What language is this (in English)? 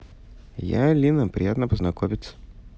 Russian